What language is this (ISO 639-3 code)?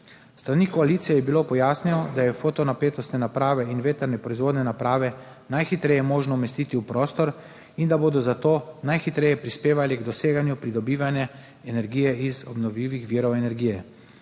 slv